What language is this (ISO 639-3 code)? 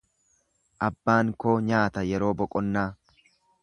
orm